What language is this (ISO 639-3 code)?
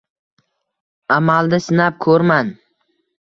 uzb